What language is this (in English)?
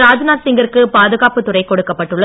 Tamil